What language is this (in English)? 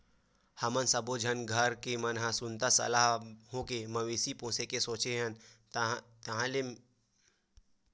Chhattisgarhi